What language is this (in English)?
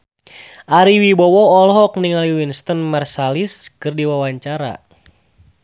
Sundanese